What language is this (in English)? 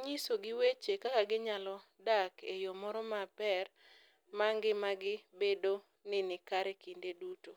Luo (Kenya and Tanzania)